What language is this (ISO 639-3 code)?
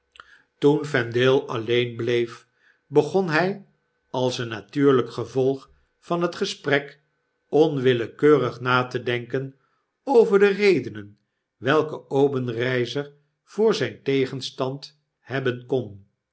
nld